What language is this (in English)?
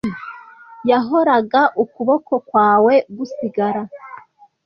Kinyarwanda